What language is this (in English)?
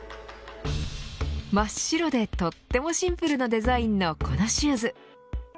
Japanese